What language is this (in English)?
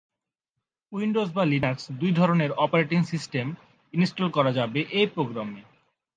Bangla